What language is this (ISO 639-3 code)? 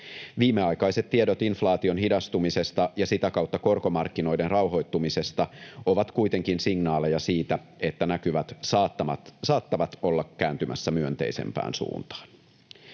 fin